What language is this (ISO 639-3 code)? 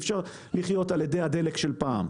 heb